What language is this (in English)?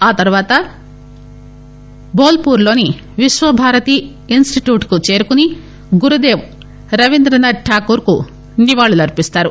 Telugu